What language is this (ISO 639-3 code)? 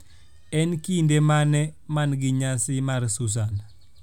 luo